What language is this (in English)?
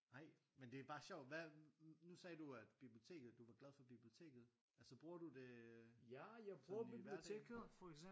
Danish